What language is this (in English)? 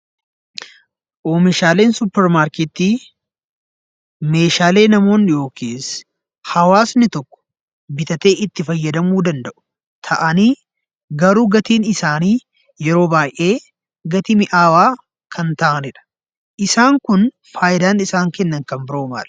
Oromo